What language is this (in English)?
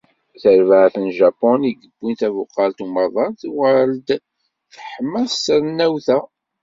Kabyle